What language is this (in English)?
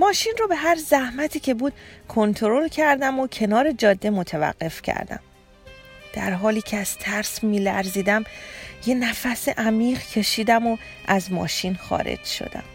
Persian